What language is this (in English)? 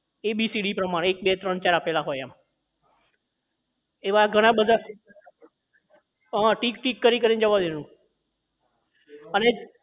Gujarati